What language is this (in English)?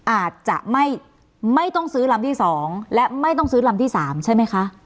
Thai